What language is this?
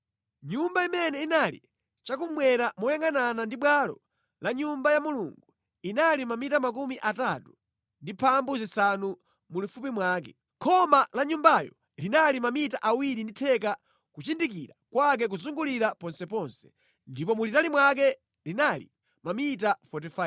Nyanja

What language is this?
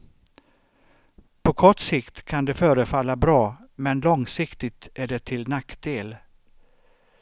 Swedish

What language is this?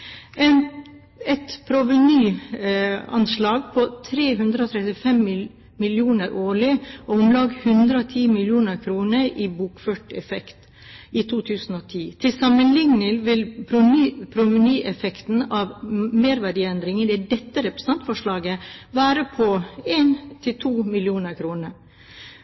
Norwegian Bokmål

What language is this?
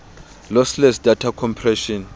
Southern Sotho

